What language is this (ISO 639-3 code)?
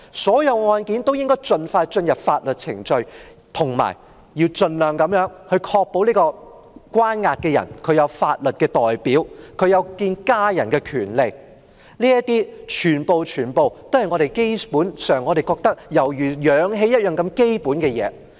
yue